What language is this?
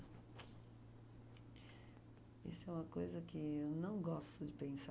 Portuguese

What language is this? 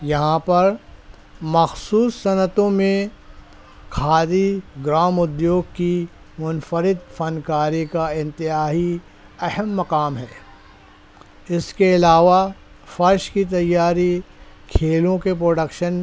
Urdu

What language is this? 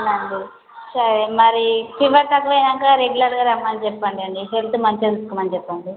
Telugu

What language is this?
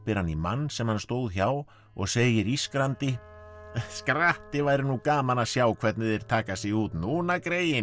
Icelandic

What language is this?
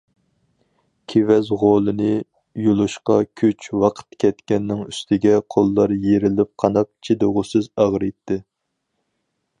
Uyghur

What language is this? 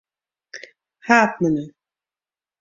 Western Frisian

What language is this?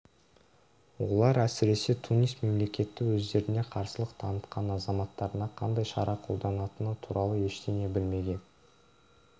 Kazakh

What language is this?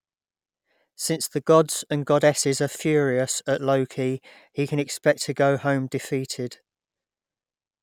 English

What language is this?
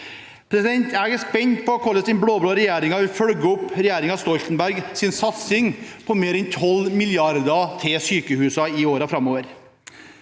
Norwegian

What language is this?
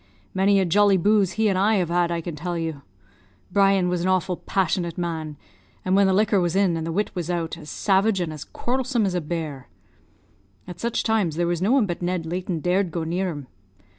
English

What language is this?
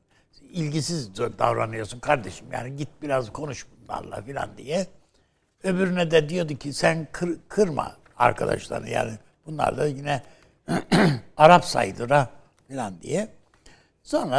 Turkish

